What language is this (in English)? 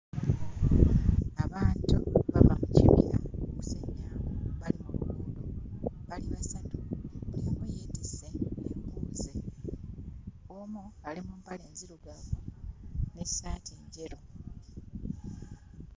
Ganda